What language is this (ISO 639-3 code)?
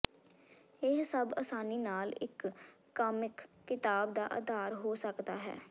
pan